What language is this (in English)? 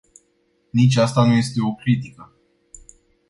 Romanian